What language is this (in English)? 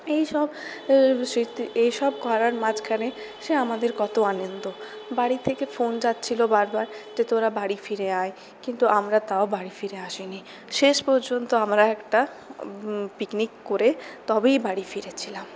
Bangla